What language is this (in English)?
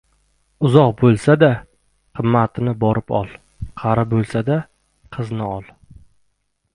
Uzbek